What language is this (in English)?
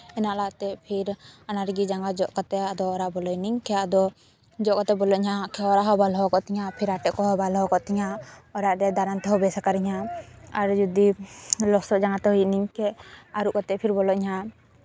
Santali